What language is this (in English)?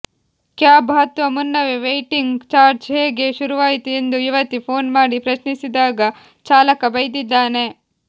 Kannada